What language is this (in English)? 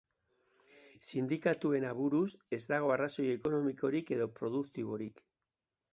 Basque